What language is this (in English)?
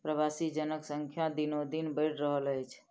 Maithili